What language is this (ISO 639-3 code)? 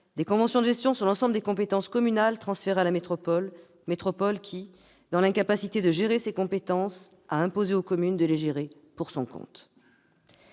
fra